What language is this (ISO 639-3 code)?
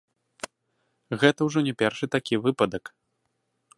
bel